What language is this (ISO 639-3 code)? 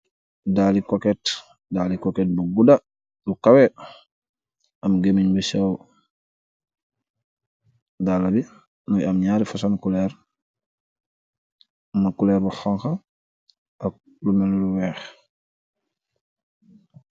wol